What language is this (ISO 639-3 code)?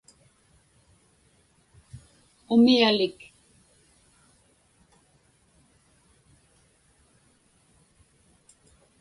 ipk